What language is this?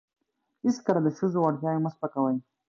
Pashto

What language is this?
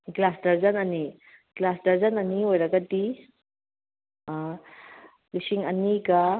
Manipuri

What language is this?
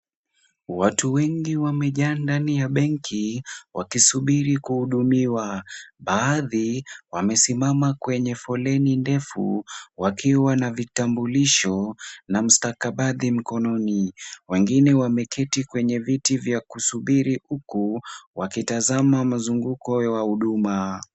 Swahili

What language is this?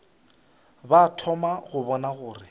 Northern Sotho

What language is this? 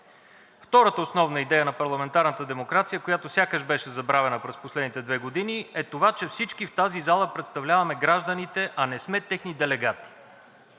Bulgarian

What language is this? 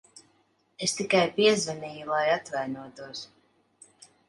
Latvian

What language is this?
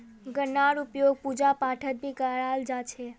Magahi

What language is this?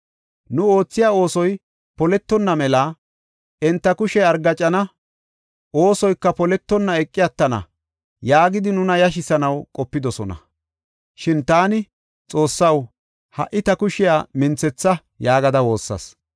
Gofa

